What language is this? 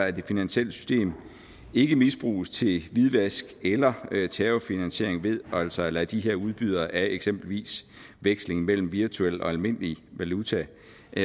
Danish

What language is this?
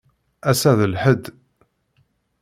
Kabyle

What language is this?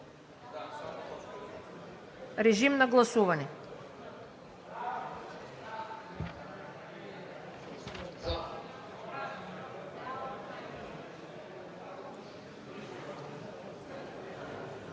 Bulgarian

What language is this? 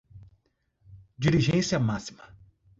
Portuguese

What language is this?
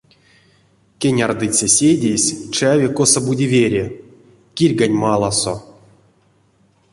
Erzya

